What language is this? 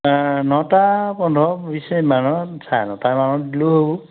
Assamese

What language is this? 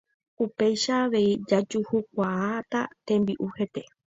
Guarani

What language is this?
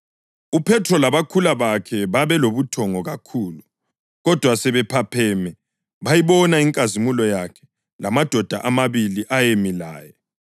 North Ndebele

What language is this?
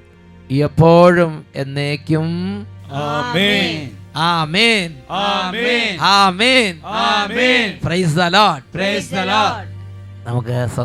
Malayalam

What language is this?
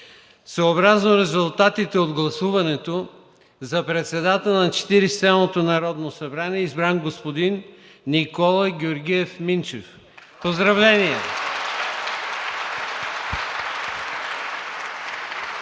Bulgarian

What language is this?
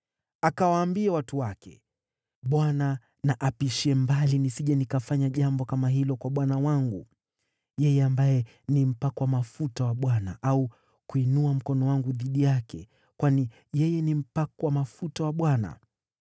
Swahili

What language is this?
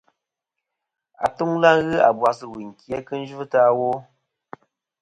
Kom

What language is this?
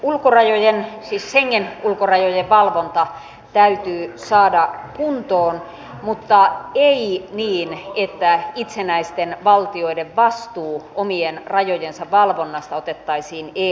Finnish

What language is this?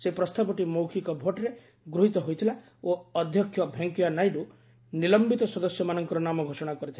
Odia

